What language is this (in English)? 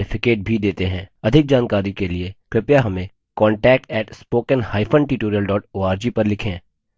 Hindi